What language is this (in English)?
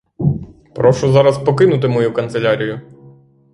Ukrainian